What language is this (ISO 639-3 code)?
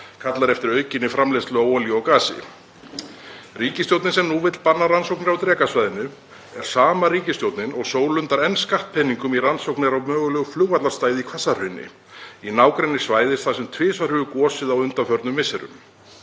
isl